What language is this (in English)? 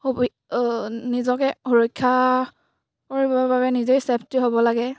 Assamese